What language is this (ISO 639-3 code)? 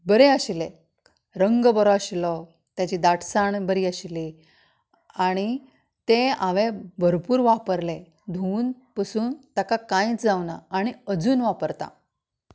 kok